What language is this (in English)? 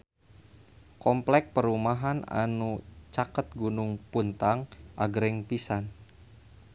Sundanese